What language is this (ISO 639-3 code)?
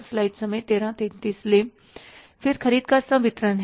hin